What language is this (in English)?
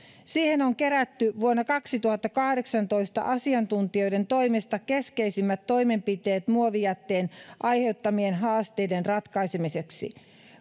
Finnish